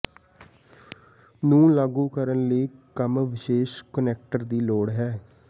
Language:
Punjabi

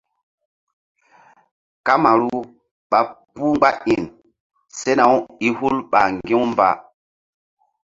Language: Mbum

